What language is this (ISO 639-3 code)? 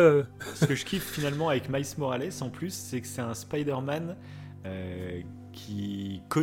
fra